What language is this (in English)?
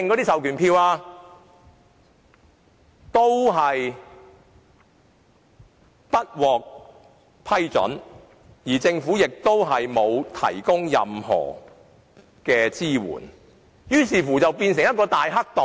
Cantonese